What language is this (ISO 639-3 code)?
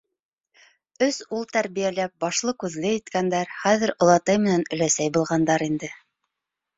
bak